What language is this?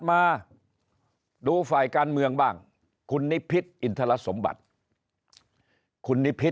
Thai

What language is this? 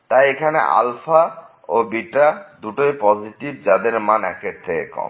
Bangla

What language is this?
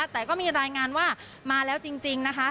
Thai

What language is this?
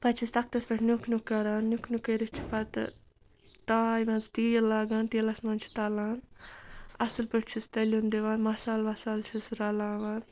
Kashmiri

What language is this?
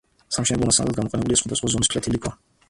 Georgian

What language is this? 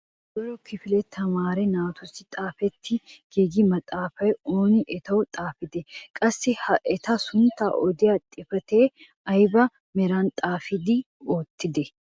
Wolaytta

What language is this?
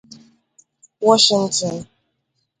Igbo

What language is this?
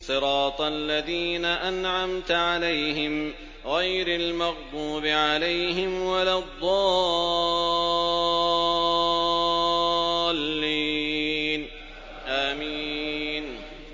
Arabic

